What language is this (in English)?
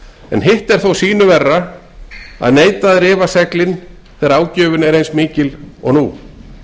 Icelandic